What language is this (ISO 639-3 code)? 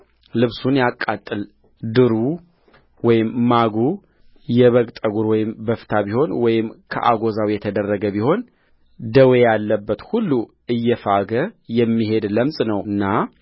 amh